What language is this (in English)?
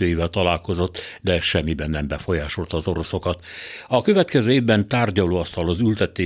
Hungarian